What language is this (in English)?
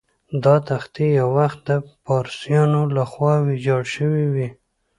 Pashto